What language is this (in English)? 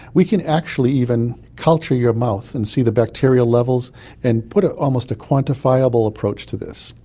English